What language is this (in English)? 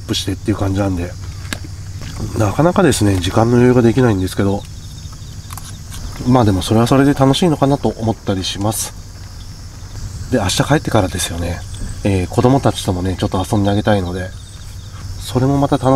Japanese